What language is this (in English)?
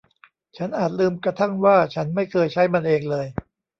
Thai